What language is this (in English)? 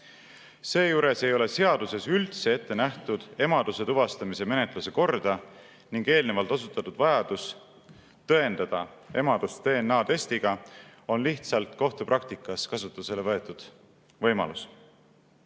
Estonian